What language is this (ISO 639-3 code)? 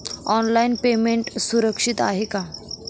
mar